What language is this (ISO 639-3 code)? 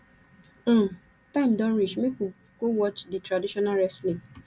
pcm